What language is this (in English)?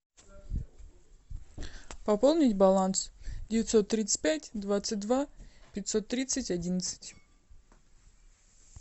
Russian